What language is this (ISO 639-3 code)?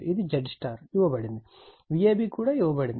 tel